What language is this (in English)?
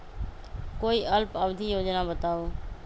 Magahi